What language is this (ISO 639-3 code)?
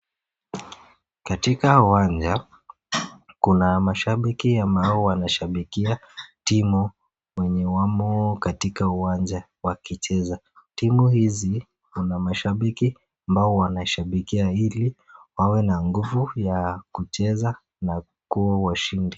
swa